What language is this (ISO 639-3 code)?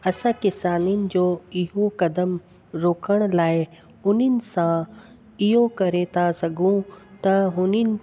snd